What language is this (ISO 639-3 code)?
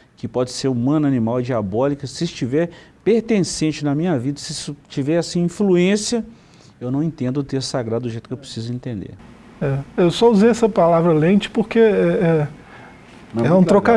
por